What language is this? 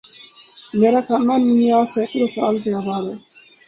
Urdu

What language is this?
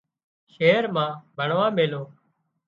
Wadiyara Koli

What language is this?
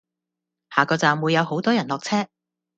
Cantonese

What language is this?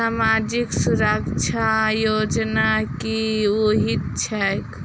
Maithili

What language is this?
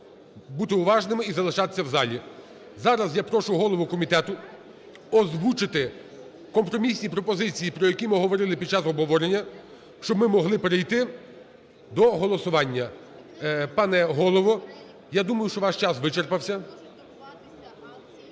Ukrainian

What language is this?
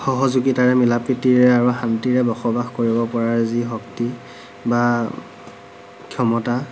Assamese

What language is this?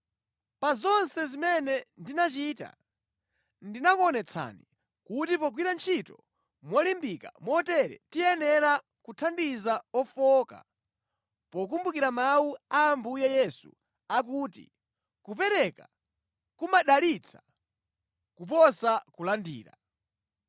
Nyanja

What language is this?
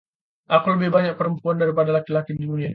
Indonesian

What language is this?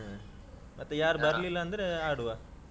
Kannada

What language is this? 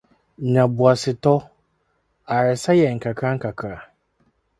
Akan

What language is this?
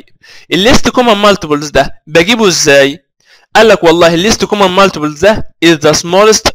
Arabic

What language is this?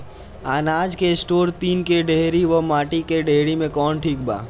Bhojpuri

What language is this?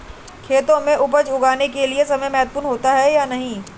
Hindi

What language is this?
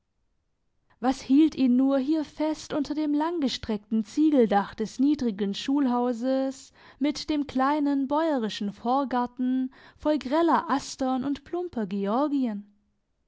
German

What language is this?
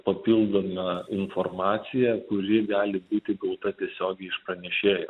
Lithuanian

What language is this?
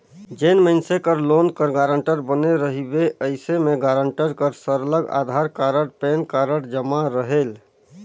Chhattisgarhi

